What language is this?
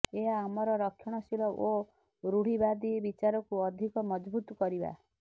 Odia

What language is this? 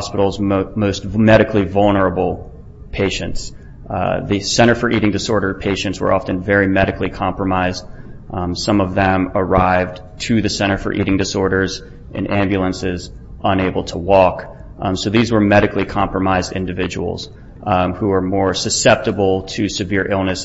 English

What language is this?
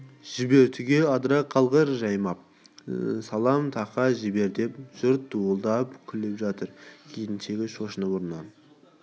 Kazakh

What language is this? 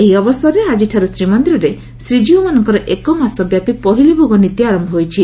Odia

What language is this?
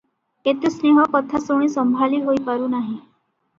Odia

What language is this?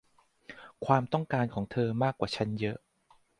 Thai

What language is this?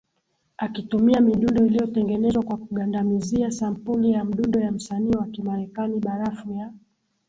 Swahili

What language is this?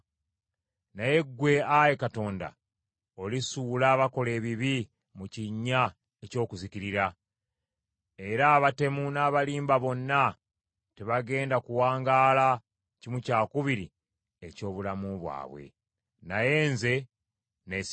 Ganda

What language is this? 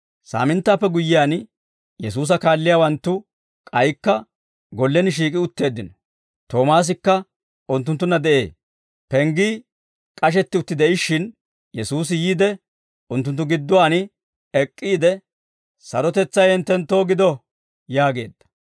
Dawro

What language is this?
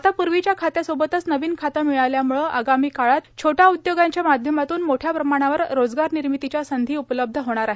Marathi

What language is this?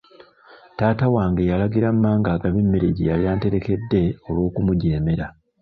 Ganda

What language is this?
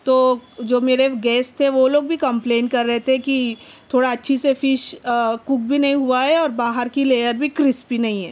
Urdu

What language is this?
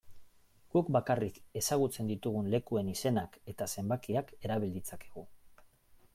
Basque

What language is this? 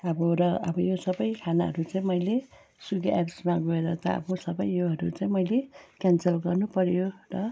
Nepali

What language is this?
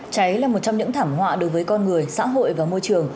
Vietnamese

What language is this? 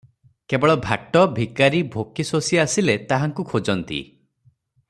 Odia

